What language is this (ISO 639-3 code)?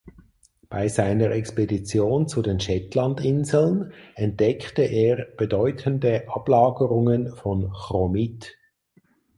deu